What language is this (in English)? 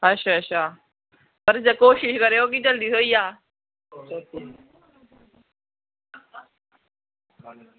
Dogri